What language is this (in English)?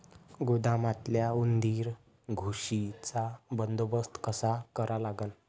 Marathi